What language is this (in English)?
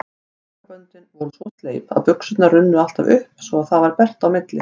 Icelandic